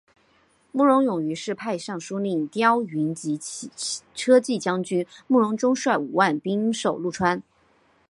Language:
Chinese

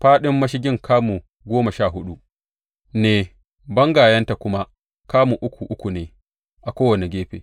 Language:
Hausa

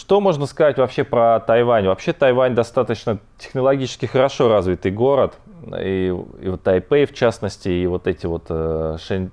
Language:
Russian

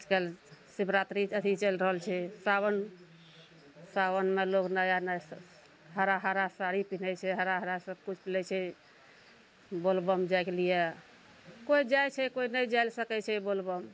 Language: Maithili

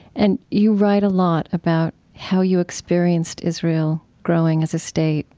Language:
English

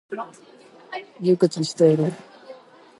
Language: Japanese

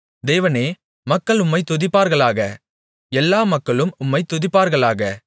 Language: Tamil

